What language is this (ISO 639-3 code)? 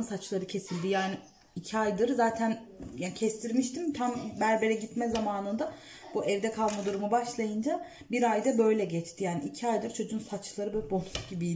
tur